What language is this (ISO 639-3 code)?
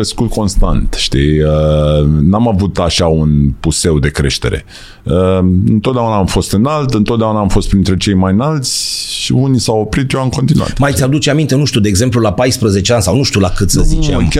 ron